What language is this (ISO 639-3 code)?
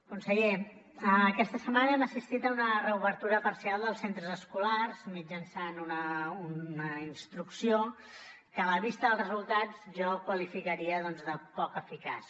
cat